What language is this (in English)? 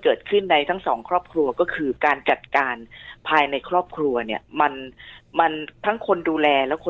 Thai